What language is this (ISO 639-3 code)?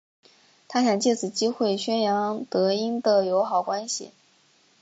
zho